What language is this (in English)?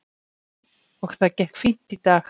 Icelandic